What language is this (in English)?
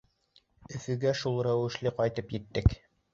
Bashkir